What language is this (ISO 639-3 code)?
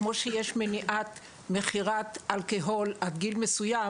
heb